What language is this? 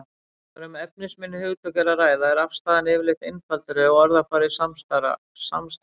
Icelandic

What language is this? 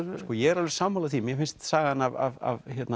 Icelandic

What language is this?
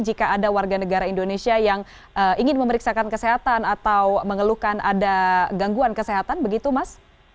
Indonesian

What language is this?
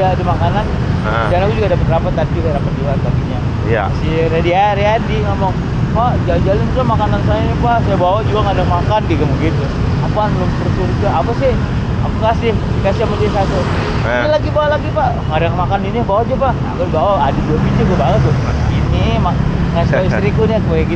Indonesian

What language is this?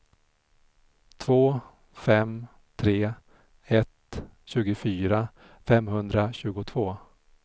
Swedish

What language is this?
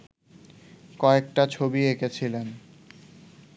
Bangla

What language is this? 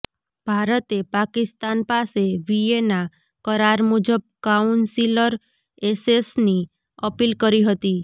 Gujarati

